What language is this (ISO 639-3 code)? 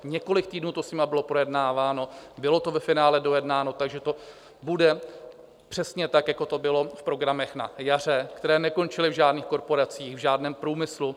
ces